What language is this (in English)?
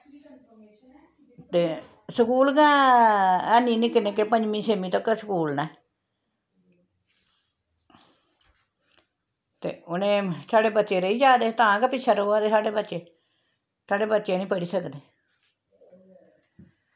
Dogri